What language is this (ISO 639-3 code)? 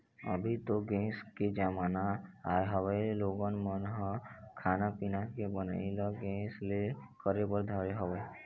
hne